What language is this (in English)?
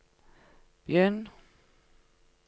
Norwegian